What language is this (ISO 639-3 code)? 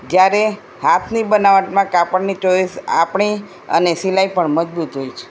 guj